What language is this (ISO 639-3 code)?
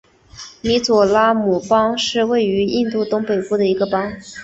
zho